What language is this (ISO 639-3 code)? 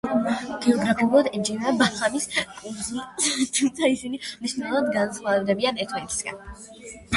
kat